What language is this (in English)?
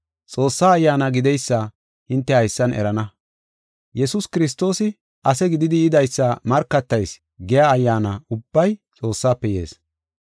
Gofa